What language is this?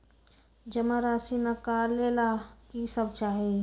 Magahi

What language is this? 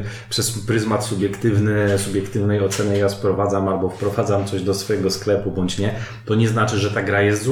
Polish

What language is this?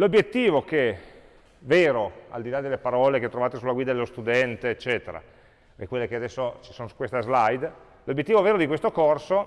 Italian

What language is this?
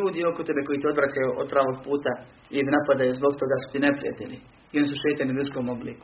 Croatian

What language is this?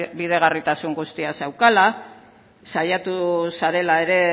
Basque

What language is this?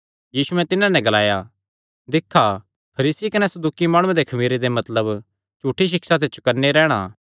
Kangri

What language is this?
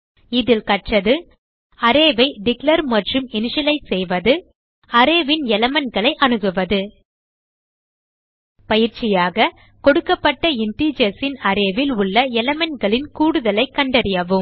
Tamil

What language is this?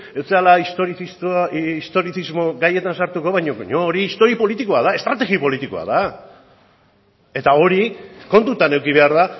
Basque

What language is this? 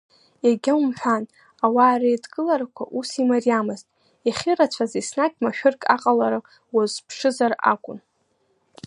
Abkhazian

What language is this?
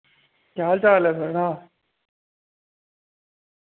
Dogri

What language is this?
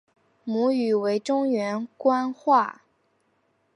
Chinese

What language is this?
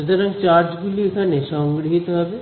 Bangla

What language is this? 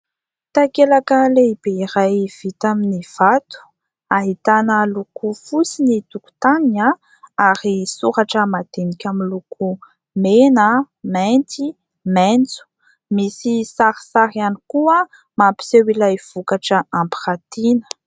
Malagasy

